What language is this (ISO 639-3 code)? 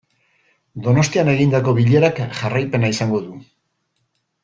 eus